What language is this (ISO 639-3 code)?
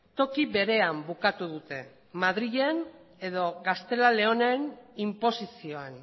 eus